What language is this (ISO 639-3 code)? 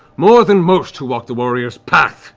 eng